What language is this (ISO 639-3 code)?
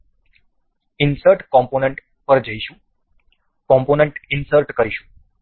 guj